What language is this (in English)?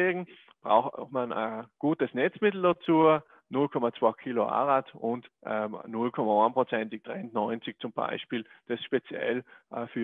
German